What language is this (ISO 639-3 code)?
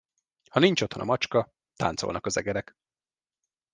hun